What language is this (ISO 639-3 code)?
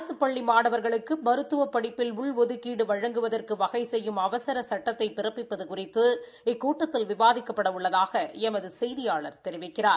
tam